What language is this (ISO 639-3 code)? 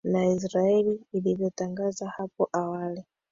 swa